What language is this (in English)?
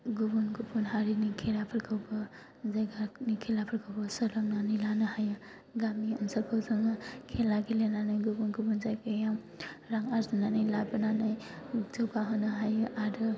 Bodo